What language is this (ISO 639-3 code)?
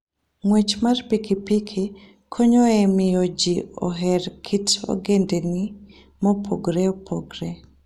luo